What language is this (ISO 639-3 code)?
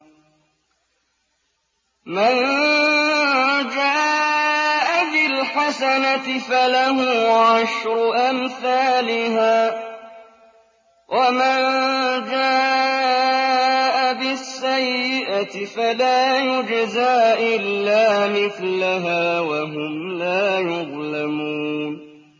ara